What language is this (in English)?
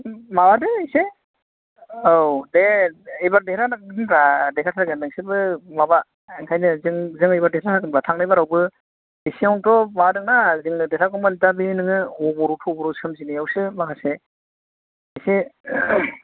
Bodo